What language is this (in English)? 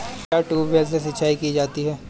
Hindi